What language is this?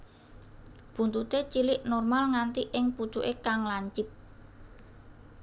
Javanese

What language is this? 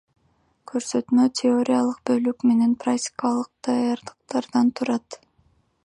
Kyrgyz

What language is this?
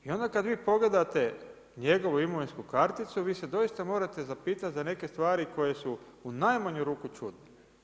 Croatian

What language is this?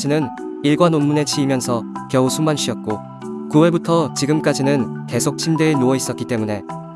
Korean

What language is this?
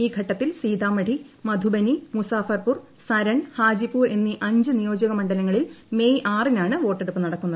Malayalam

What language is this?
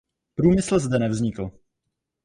Czech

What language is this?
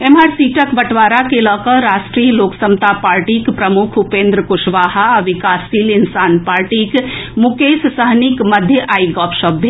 Maithili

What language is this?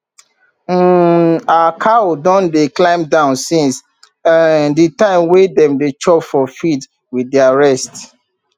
Nigerian Pidgin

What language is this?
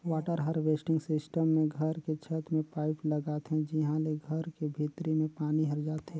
Chhattisgarhi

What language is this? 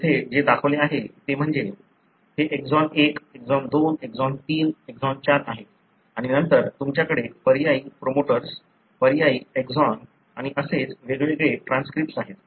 Marathi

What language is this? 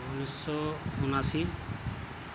Urdu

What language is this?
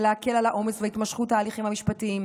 Hebrew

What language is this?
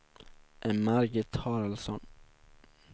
Swedish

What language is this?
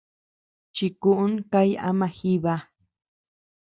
Tepeuxila Cuicatec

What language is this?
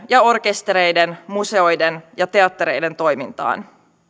Finnish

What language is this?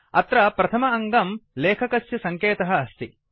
Sanskrit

